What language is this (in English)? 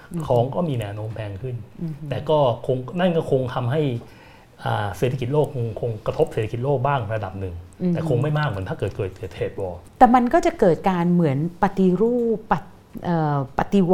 Thai